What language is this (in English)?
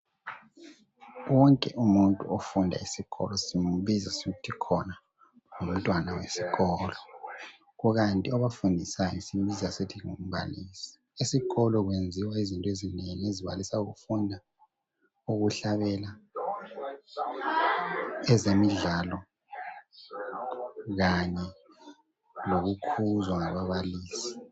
North Ndebele